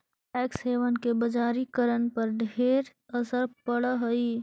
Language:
Magahi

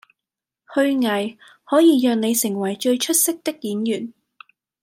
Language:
Cantonese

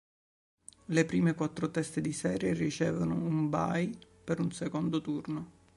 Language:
Italian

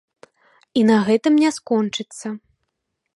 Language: Belarusian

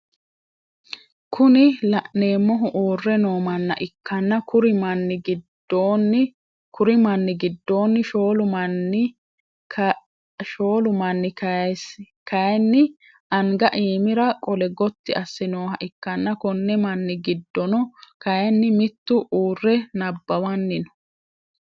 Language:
Sidamo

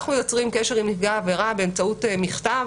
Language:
Hebrew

